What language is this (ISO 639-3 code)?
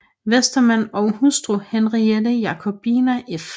dan